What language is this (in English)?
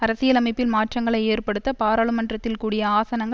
Tamil